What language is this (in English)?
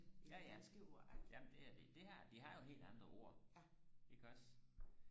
Danish